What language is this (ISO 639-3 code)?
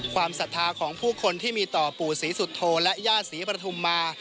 tha